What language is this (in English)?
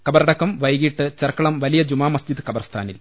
Malayalam